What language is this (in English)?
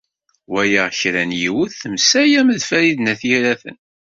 Kabyle